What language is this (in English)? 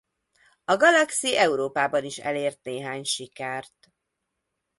Hungarian